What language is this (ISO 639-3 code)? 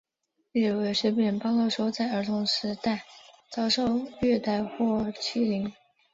zho